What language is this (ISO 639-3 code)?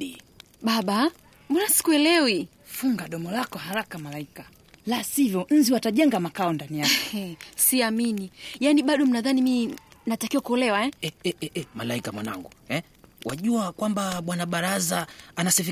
swa